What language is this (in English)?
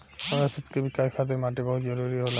Bhojpuri